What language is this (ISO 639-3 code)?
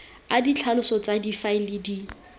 tsn